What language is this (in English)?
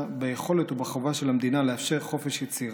Hebrew